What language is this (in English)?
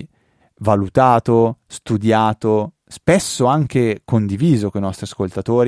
Italian